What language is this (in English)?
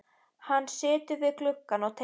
Icelandic